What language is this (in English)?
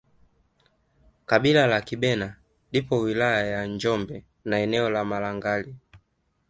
Swahili